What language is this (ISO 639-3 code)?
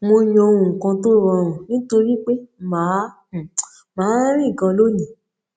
yor